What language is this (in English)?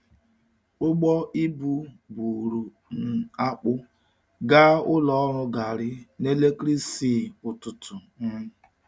Igbo